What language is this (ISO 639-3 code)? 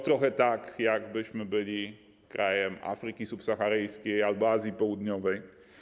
pol